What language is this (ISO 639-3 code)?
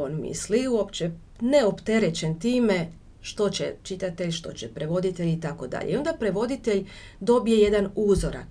hrv